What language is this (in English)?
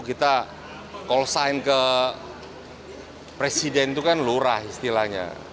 Indonesian